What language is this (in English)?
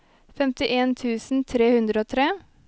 Norwegian